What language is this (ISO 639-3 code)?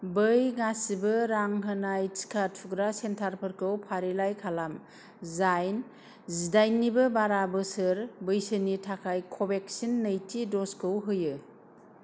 brx